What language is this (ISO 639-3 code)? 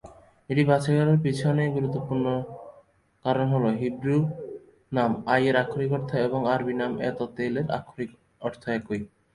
ben